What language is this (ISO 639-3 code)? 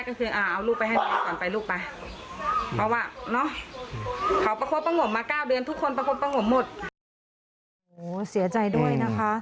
tha